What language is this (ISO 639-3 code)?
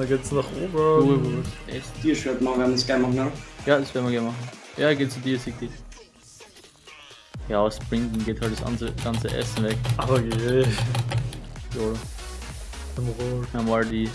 deu